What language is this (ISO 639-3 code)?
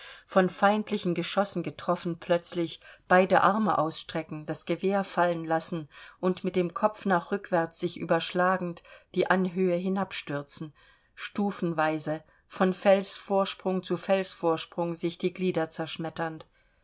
deu